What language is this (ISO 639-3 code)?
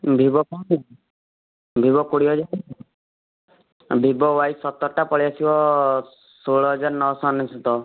ori